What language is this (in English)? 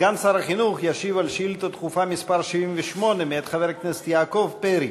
Hebrew